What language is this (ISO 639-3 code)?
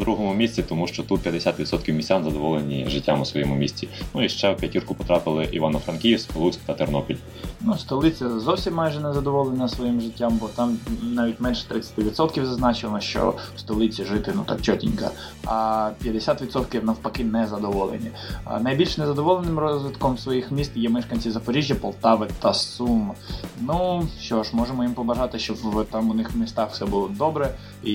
ukr